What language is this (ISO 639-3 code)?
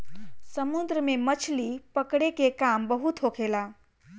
bho